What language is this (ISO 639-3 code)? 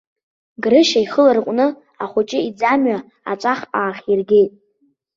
abk